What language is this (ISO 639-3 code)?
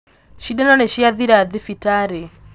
kik